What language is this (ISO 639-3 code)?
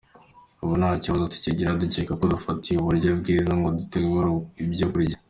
kin